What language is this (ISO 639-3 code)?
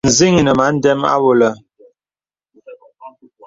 beb